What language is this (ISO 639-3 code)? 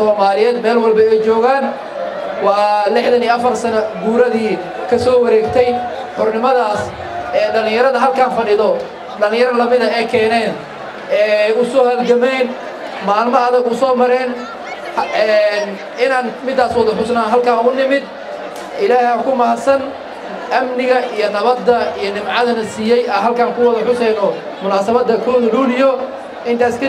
ara